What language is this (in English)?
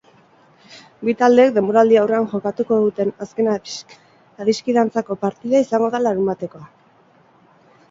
Basque